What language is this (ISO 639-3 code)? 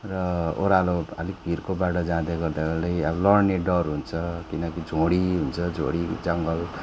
nep